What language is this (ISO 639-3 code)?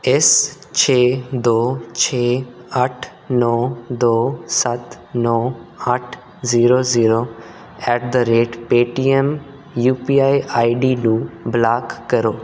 pan